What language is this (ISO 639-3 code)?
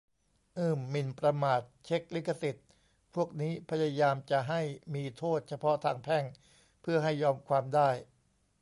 tha